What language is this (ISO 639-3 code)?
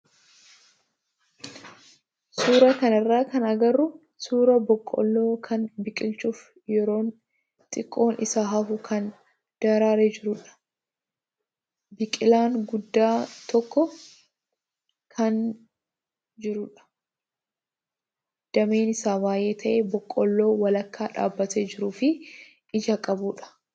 orm